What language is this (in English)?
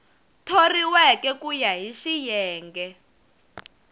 Tsonga